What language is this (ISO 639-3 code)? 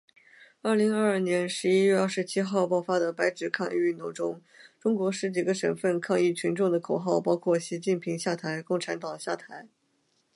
zho